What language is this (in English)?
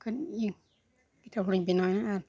Santali